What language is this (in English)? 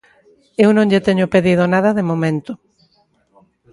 Galician